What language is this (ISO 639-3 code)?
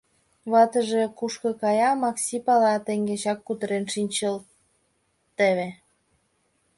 chm